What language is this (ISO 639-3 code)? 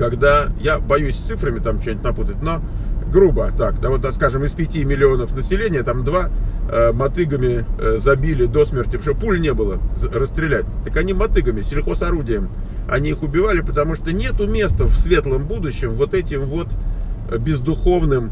rus